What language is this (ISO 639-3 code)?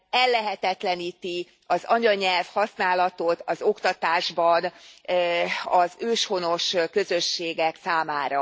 hun